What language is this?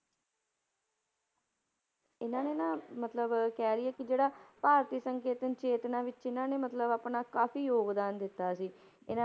Punjabi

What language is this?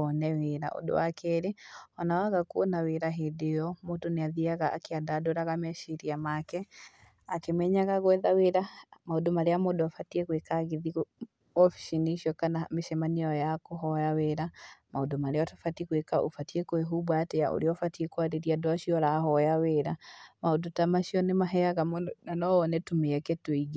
Kikuyu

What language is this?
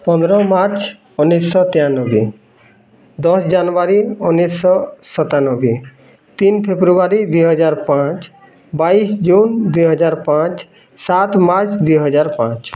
Odia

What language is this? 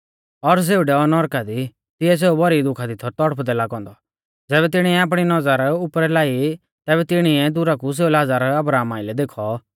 Mahasu Pahari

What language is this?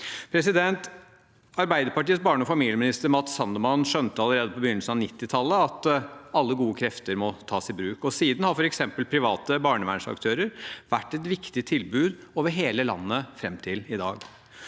Norwegian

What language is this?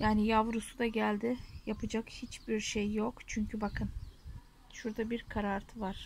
Turkish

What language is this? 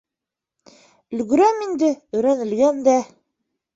Bashkir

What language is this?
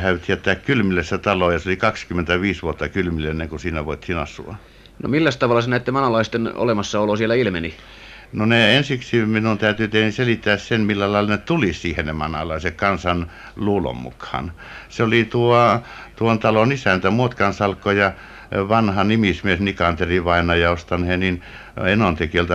Finnish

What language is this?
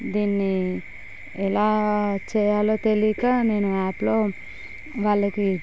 Telugu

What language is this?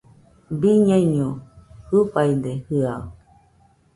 Nüpode Huitoto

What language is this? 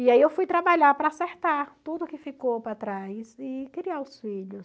Portuguese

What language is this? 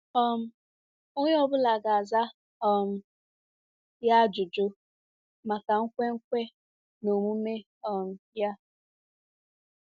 Igbo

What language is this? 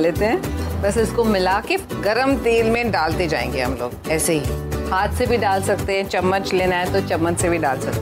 Hindi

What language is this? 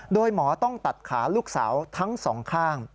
Thai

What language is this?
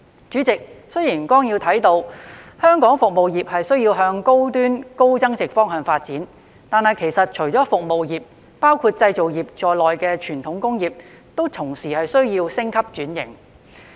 Cantonese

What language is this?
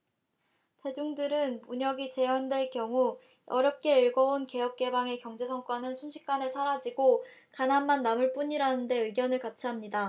Korean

